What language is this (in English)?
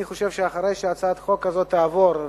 Hebrew